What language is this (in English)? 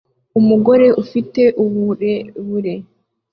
Kinyarwanda